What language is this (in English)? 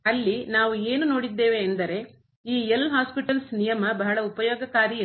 Kannada